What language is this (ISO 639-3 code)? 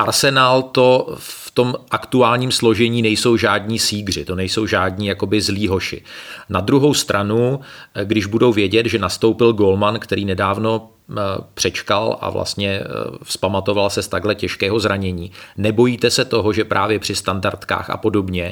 ces